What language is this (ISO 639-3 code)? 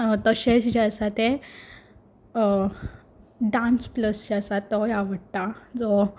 kok